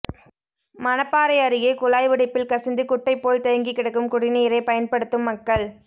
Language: Tamil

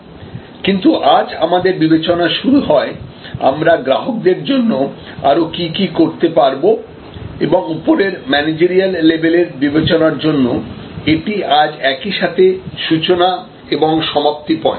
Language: Bangla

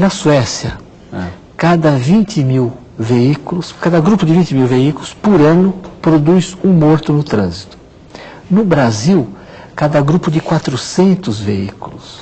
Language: Portuguese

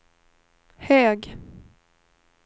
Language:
Swedish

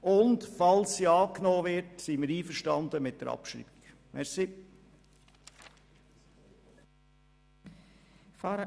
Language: Swiss German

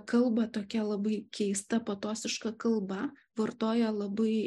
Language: Lithuanian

